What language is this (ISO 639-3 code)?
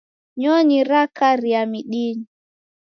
dav